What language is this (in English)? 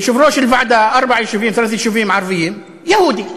Hebrew